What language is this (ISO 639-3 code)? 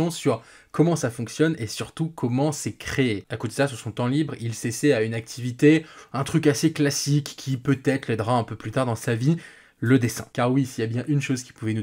fra